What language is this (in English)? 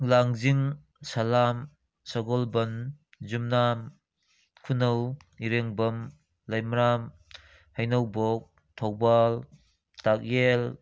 Manipuri